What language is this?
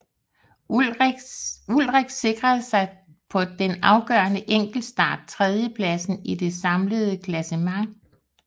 Danish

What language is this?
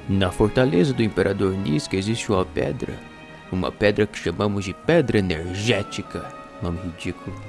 Portuguese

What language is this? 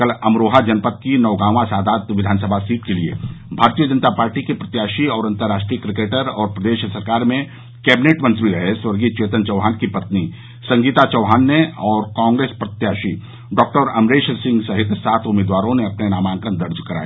Hindi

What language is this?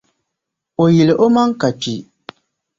Dagbani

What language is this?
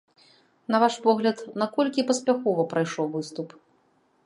Belarusian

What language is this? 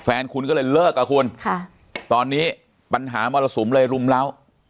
Thai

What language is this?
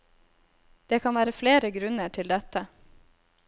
Norwegian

